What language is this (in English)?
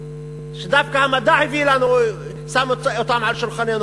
Hebrew